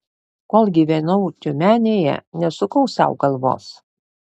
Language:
Lithuanian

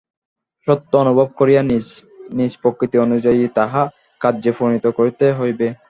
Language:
Bangla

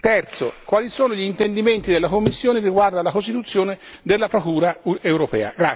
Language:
Italian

